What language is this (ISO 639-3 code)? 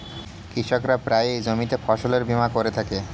ben